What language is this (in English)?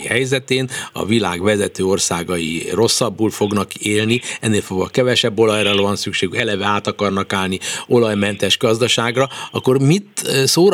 Hungarian